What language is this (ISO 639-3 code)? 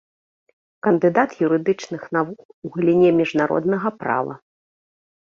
bel